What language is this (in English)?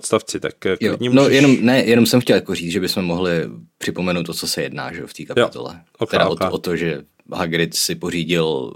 Czech